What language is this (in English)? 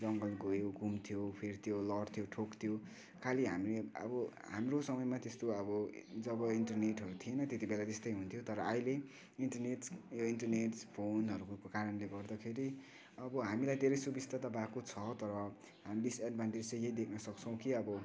Nepali